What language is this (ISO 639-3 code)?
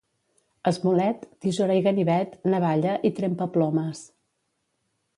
cat